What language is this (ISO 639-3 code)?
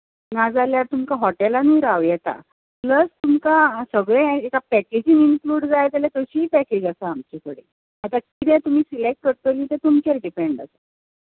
kok